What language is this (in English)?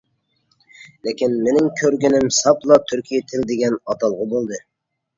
Uyghur